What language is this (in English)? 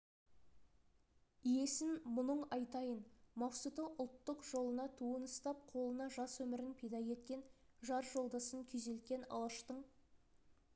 Kazakh